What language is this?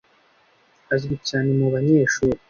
Kinyarwanda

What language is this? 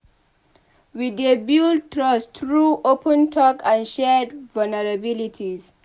Nigerian Pidgin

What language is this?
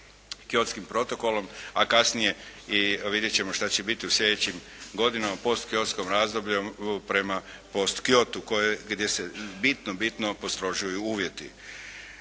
Croatian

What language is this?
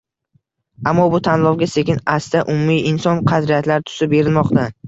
Uzbek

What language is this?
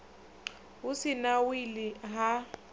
Venda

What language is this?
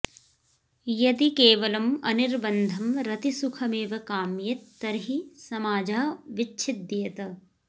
Sanskrit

